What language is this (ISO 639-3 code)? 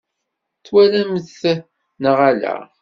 kab